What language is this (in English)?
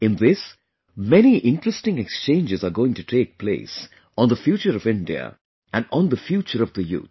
English